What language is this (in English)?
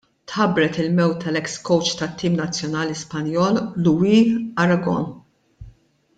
Maltese